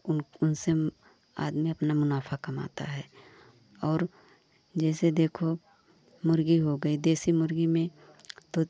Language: Hindi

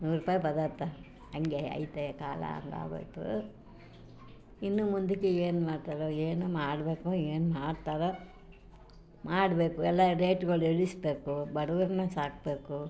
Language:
Kannada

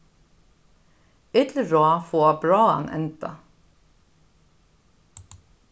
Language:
Faroese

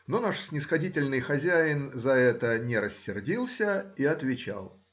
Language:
Russian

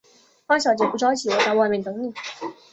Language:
Chinese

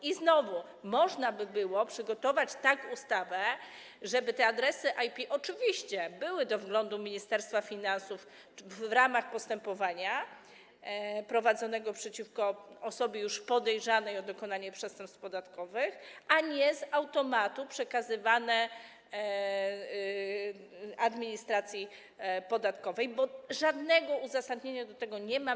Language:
Polish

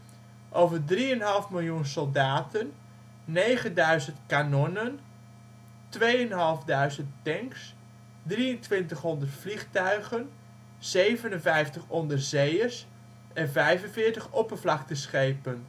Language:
Dutch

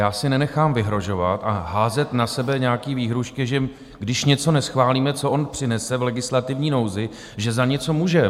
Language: Czech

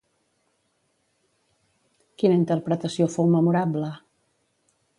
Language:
Catalan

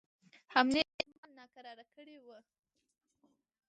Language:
Pashto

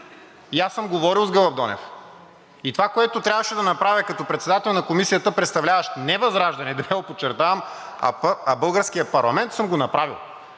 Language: Bulgarian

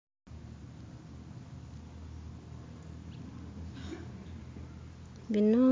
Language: Masaaba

